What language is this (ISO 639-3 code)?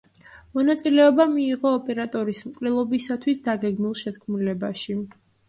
kat